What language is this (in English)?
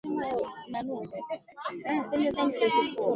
Swahili